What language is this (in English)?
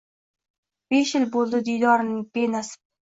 Uzbek